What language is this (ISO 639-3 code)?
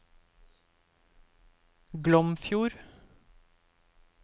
nor